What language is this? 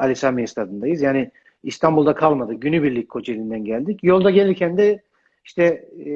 Turkish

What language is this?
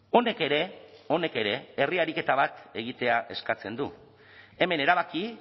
Basque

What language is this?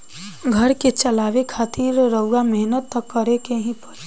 Bhojpuri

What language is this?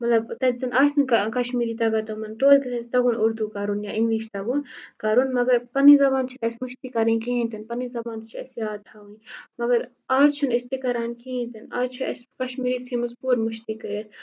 Kashmiri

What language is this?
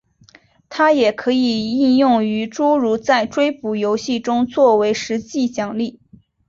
Chinese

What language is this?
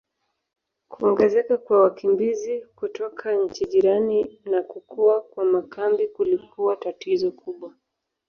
Swahili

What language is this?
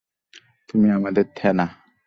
Bangla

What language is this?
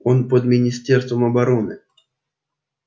Russian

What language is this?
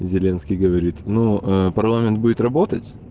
Russian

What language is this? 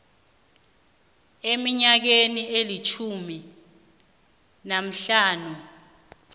South Ndebele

